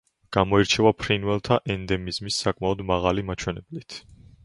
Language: Georgian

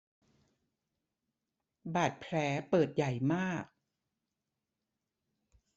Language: Thai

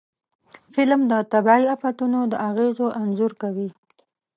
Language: Pashto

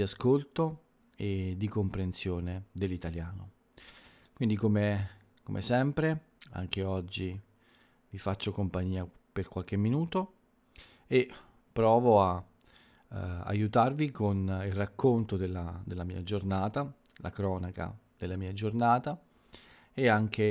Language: Italian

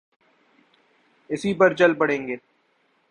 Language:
Urdu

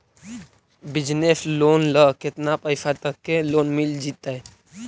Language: Magahi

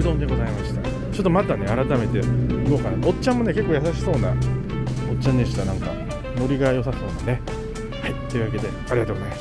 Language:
Japanese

